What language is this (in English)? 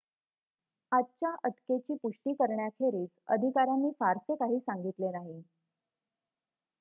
Marathi